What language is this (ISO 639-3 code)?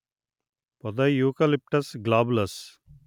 tel